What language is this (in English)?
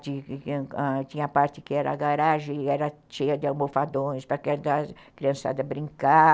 Portuguese